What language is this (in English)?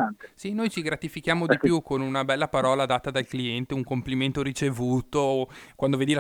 Italian